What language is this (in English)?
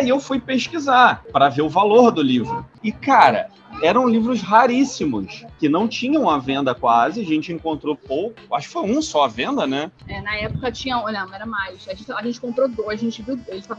Portuguese